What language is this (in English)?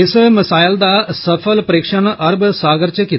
Dogri